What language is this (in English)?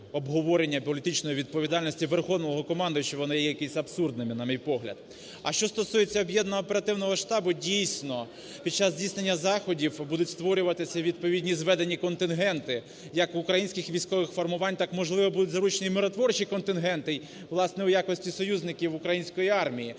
Ukrainian